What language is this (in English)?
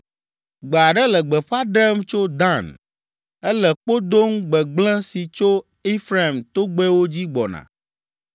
Ewe